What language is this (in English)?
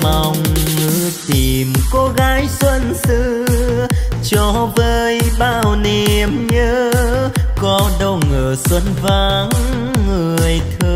Vietnamese